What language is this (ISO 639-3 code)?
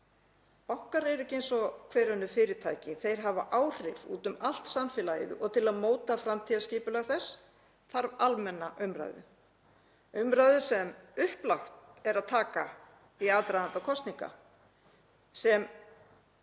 isl